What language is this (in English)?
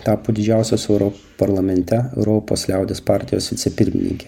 Lithuanian